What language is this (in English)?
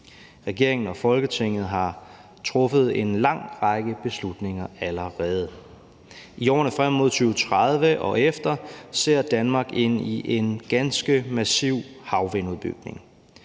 Danish